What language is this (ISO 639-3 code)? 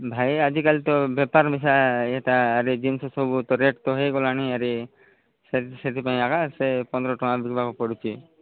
ori